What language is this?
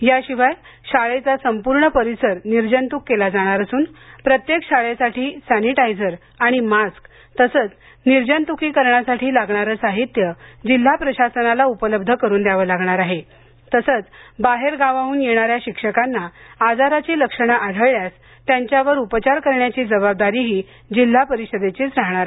Marathi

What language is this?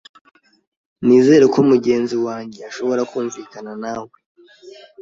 Kinyarwanda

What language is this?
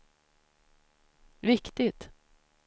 Swedish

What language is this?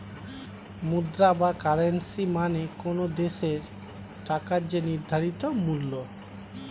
Bangla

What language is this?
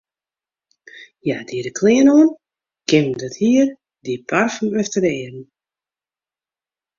Western Frisian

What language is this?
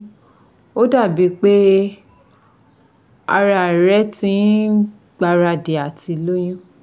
Yoruba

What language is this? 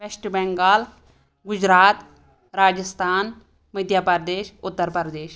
Kashmiri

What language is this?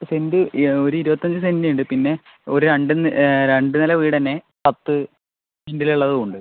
Malayalam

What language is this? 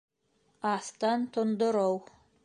Bashkir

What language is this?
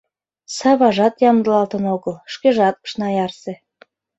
Mari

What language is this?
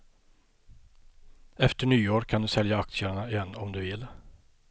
Swedish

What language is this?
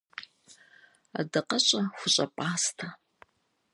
Kabardian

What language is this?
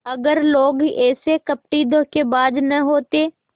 Hindi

